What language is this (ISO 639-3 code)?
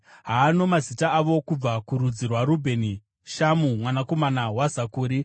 sna